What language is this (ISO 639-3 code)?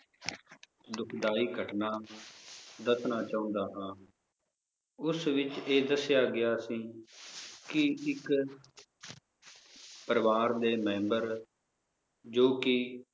pan